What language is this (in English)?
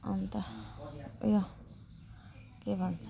Nepali